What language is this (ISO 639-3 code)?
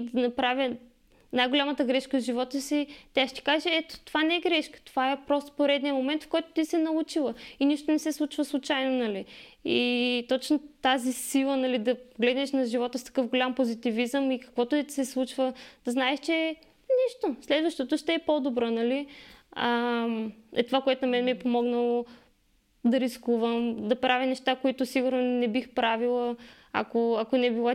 bul